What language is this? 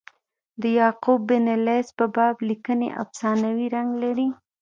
Pashto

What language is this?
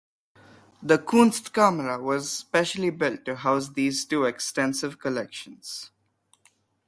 English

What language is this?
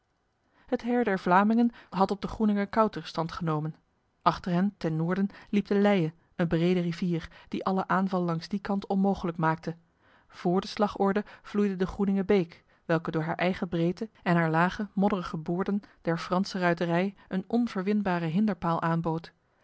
Dutch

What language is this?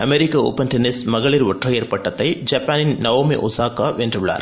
Tamil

